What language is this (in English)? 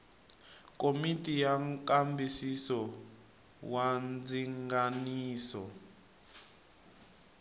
Tsonga